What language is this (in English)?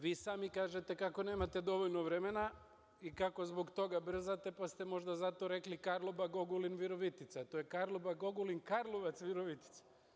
Serbian